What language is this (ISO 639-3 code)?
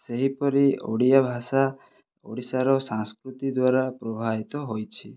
ori